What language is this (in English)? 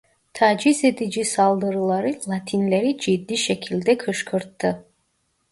Turkish